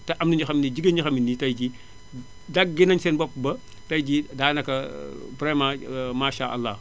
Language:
Wolof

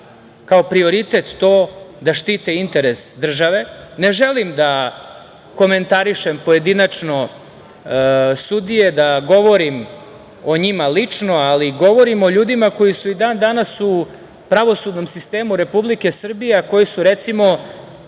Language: Serbian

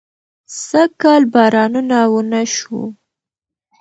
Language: Pashto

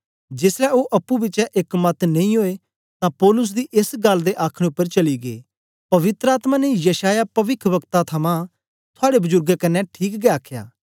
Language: Dogri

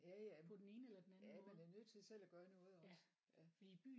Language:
Danish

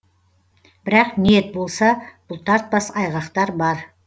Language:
Kazakh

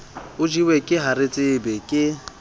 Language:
Southern Sotho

